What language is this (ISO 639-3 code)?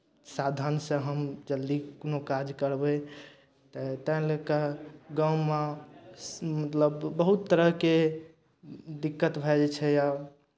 mai